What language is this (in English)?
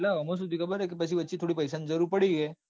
Gujarati